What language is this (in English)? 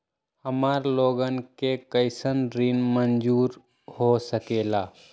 Magahi